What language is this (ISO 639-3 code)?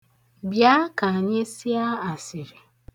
ibo